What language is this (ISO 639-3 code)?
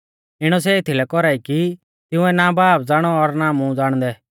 bfz